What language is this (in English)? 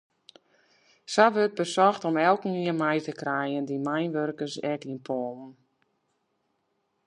Western Frisian